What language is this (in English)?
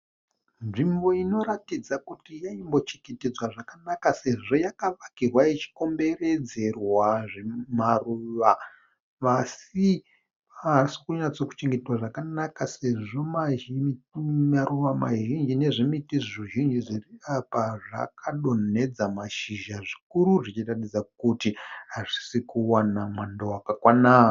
Shona